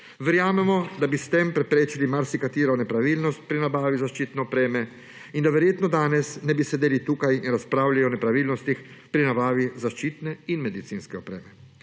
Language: Slovenian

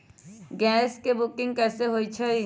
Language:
Magahi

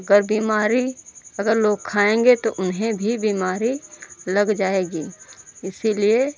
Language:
Hindi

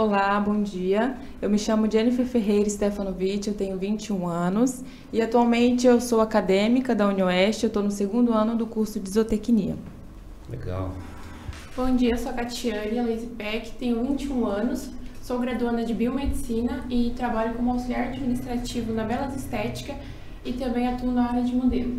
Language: Portuguese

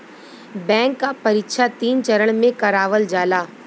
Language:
Bhojpuri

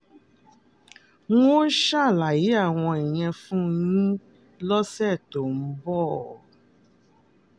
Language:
Yoruba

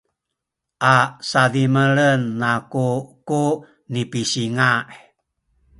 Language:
Sakizaya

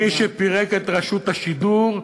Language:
Hebrew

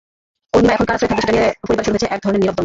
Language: Bangla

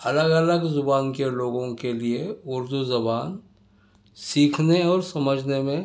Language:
Urdu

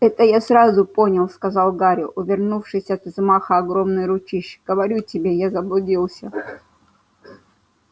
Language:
Russian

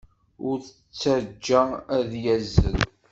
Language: Kabyle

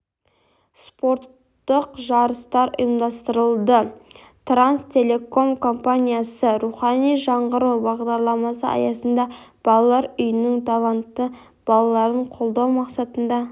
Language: Kazakh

